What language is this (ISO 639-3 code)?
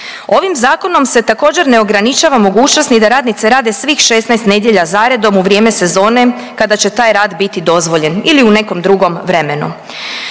hrv